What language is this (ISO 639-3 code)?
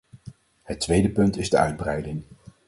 nld